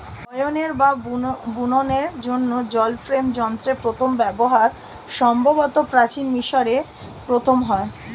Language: Bangla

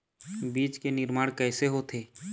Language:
Chhattisgarhi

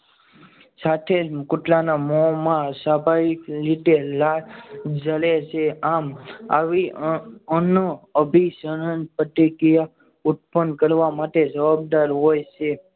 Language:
Gujarati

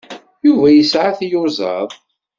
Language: Kabyle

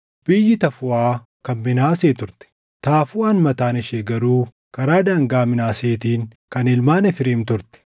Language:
Oromo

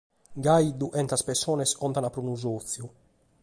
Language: Sardinian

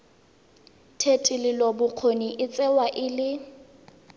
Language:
Tswana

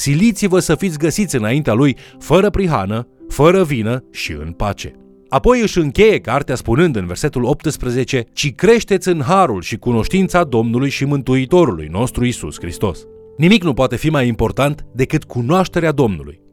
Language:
Romanian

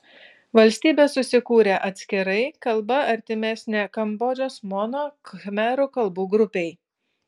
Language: Lithuanian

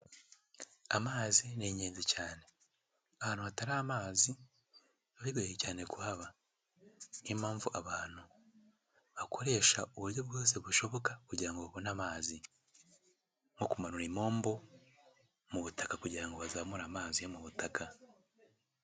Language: Kinyarwanda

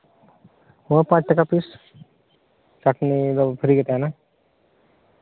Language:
Santali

